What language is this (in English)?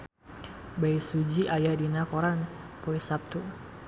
Sundanese